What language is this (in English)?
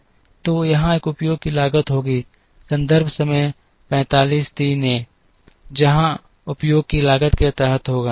Hindi